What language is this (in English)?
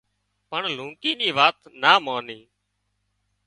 Wadiyara Koli